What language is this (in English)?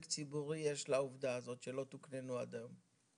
Hebrew